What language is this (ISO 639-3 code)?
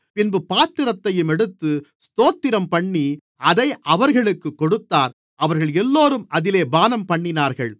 tam